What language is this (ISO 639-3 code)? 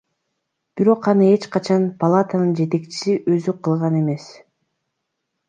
kir